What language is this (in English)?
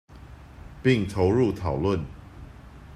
Chinese